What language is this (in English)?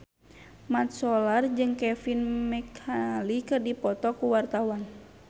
Sundanese